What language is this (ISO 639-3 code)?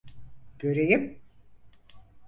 tur